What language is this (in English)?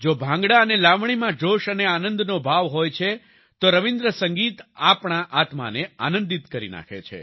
Gujarati